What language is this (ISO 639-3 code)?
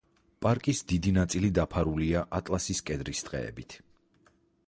kat